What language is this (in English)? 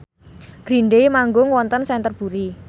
Javanese